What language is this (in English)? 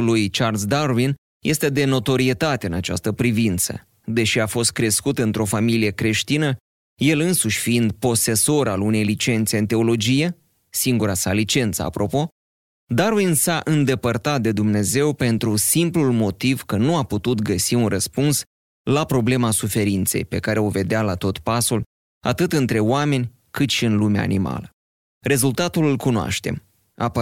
Romanian